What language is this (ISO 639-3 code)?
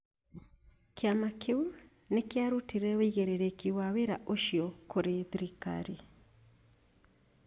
kik